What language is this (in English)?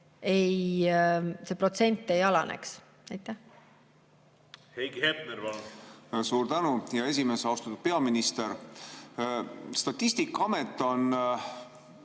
Estonian